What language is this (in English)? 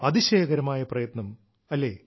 Malayalam